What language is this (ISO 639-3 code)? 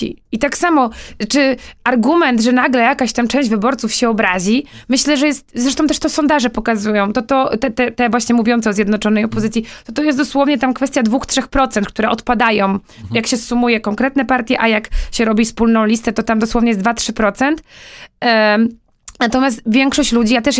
pol